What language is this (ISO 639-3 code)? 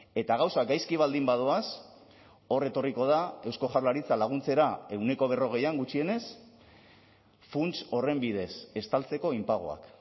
eus